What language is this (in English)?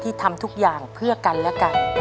Thai